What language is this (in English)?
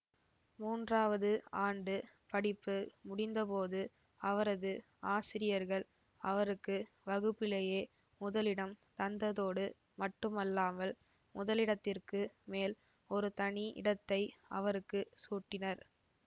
Tamil